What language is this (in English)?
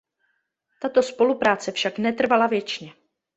Czech